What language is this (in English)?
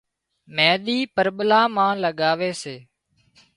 Wadiyara Koli